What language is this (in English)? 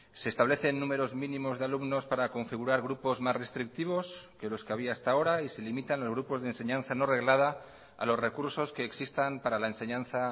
Spanish